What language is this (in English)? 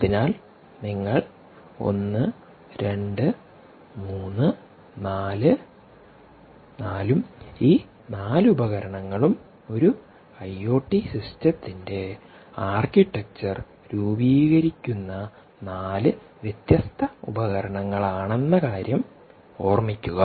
Malayalam